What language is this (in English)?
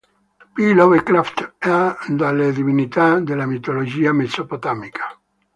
Italian